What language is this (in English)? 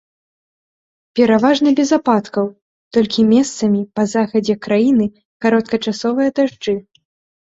Belarusian